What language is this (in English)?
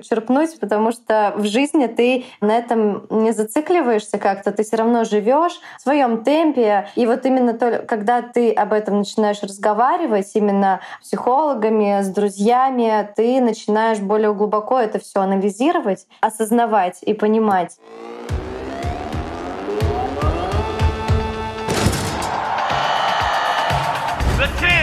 Russian